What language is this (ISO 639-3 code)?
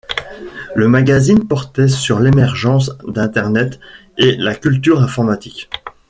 fra